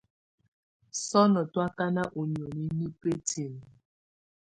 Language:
Tunen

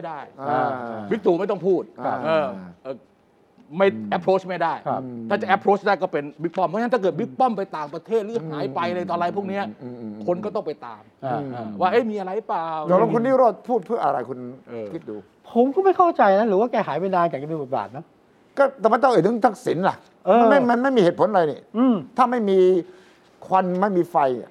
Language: Thai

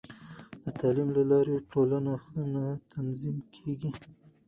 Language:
Pashto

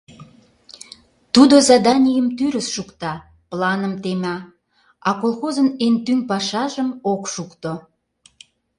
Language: Mari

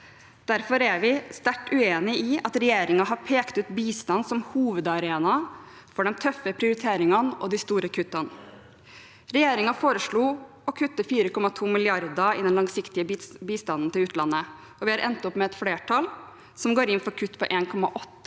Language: Norwegian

